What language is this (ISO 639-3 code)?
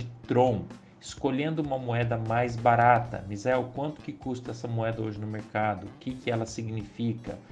por